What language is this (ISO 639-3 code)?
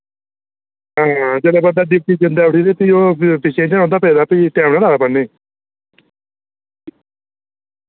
doi